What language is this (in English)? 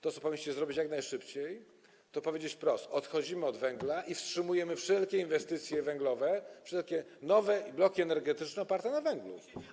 Polish